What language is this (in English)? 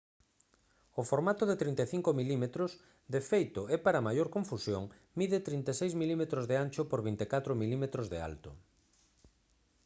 Galician